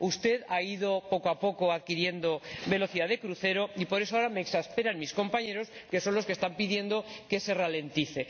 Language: Spanish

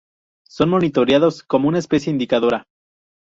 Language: Spanish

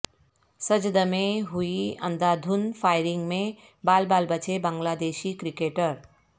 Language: Urdu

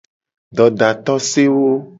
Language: Gen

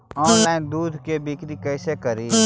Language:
Magahi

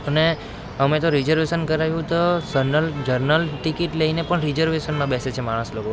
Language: Gujarati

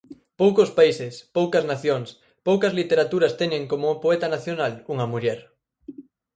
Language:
Galician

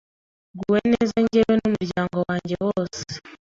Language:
Kinyarwanda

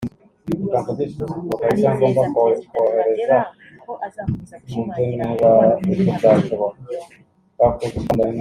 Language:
Kinyarwanda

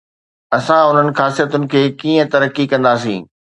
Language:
Sindhi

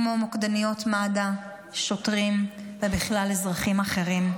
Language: Hebrew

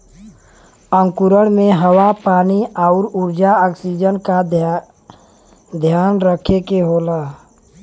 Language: Bhojpuri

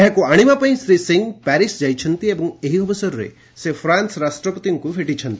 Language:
Odia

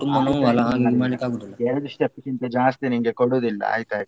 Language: Kannada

